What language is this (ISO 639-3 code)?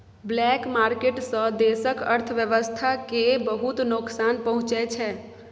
mai